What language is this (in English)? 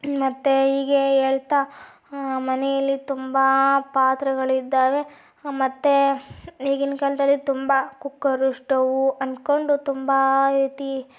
Kannada